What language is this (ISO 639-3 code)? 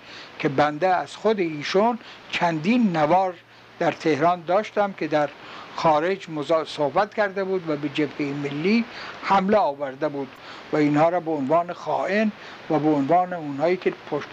fas